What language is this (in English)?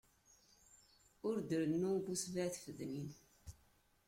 Kabyle